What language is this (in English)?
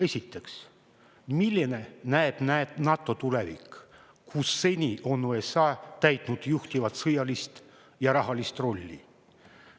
Estonian